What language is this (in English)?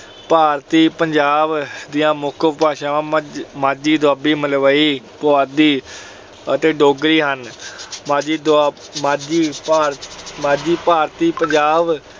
Punjabi